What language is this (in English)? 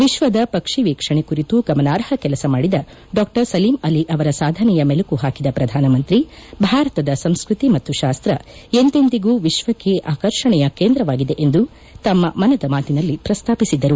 Kannada